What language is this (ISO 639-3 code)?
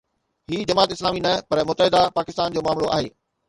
snd